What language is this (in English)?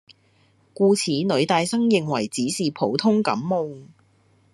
Cantonese